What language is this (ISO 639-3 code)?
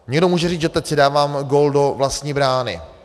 ces